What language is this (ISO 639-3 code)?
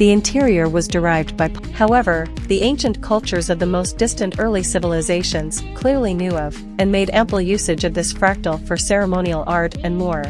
eng